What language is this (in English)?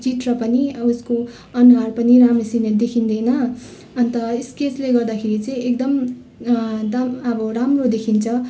Nepali